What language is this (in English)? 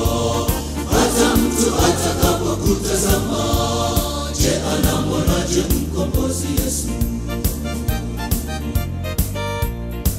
Romanian